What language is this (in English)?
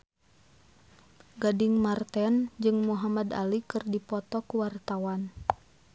Sundanese